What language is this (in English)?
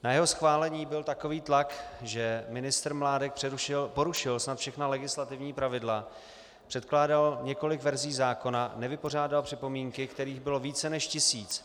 Czech